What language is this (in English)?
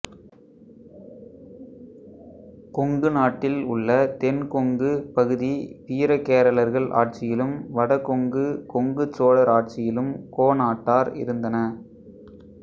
Tamil